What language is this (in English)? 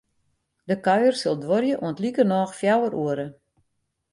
Western Frisian